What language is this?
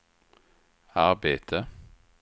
Swedish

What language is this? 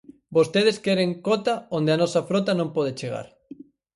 Galician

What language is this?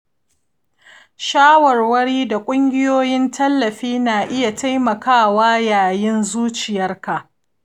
Hausa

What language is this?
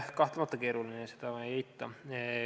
Estonian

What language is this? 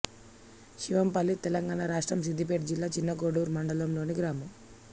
Telugu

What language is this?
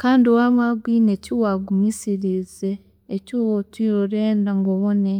Chiga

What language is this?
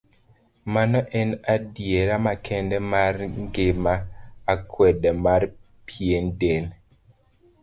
Luo (Kenya and Tanzania)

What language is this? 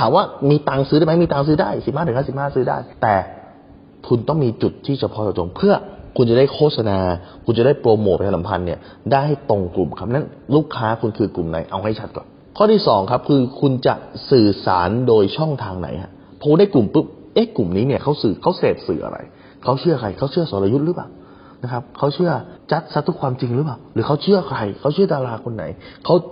Thai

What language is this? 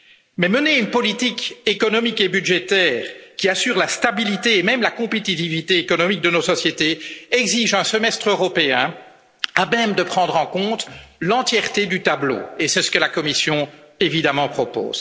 French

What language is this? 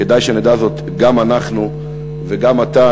Hebrew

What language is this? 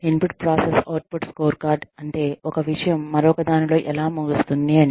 Telugu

